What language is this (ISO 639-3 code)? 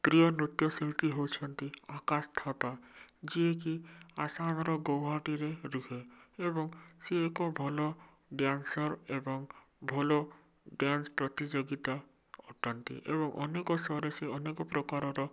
ori